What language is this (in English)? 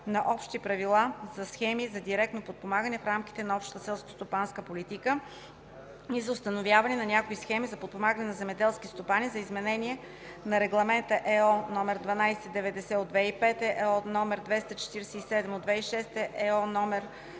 Bulgarian